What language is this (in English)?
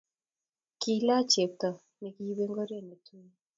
Kalenjin